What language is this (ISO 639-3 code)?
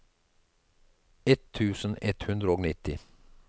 nor